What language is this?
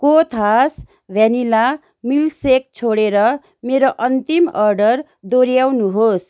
Nepali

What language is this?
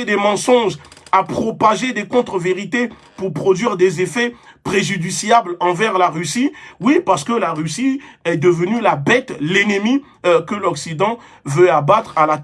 French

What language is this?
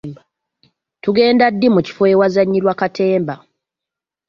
Ganda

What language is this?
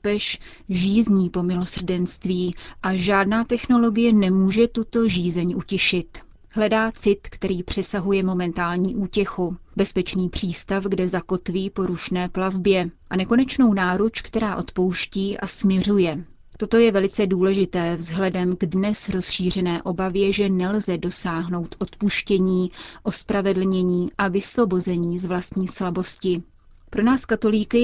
Czech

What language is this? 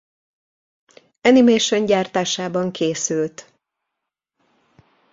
Hungarian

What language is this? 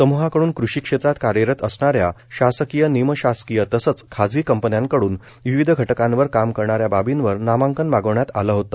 Marathi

